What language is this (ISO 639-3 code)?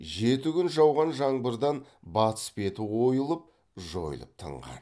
kaz